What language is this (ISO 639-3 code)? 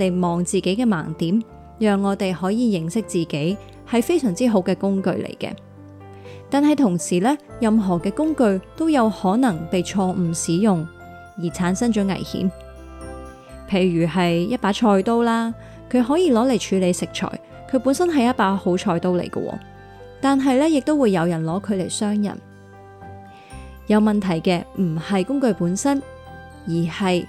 zho